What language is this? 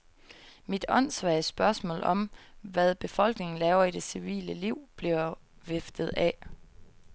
Danish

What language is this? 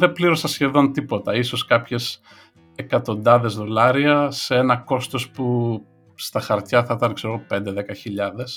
Greek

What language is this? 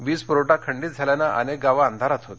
Marathi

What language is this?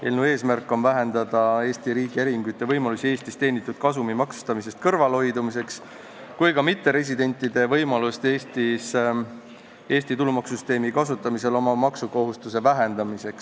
Estonian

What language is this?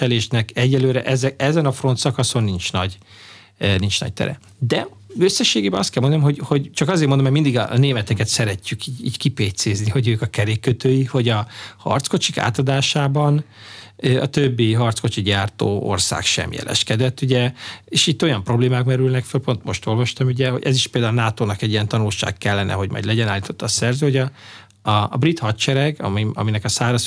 Hungarian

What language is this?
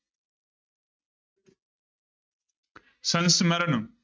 Punjabi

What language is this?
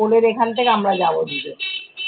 Bangla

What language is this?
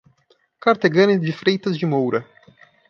Portuguese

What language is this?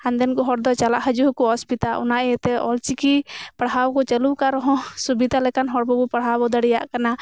Santali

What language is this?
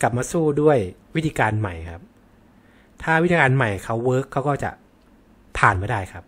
Thai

